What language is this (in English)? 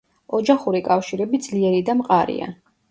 Georgian